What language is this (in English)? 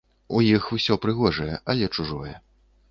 Belarusian